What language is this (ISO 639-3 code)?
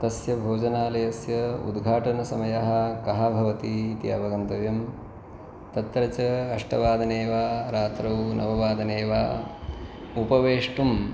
san